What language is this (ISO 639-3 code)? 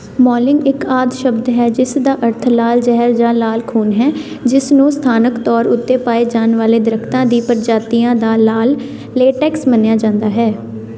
pan